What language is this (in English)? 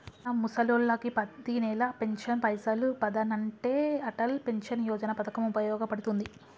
Telugu